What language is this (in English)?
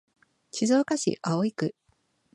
Japanese